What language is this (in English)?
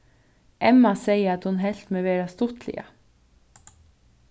Faroese